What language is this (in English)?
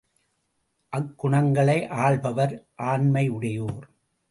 Tamil